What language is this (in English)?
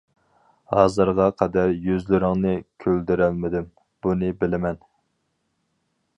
Uyghur